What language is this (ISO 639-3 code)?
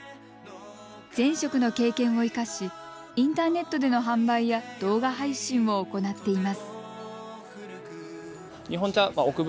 jpn